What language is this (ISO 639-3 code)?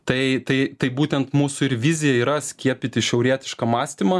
lit